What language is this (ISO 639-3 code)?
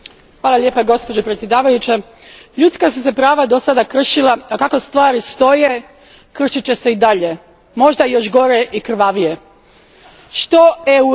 hrv